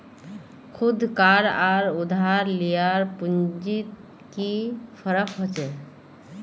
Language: Magahi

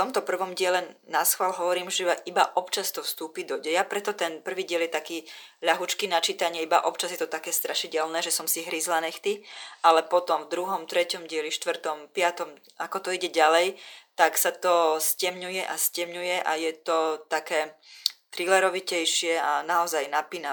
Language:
Slovak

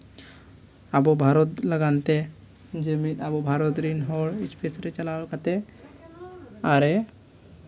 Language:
Santali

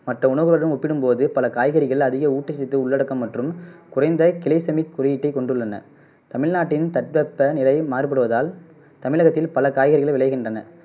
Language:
Tamil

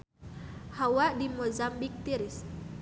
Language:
Sundanese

